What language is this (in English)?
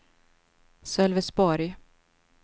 Swedish